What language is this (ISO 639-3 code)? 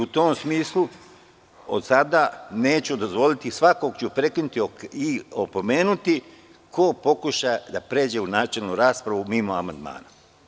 srp